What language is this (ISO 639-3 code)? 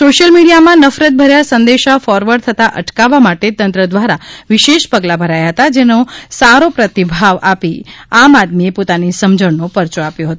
guj